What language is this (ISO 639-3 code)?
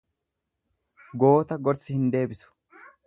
orm